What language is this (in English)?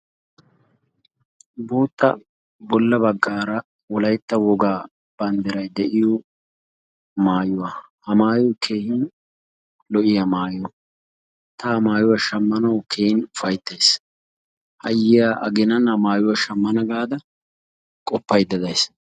Wolaytta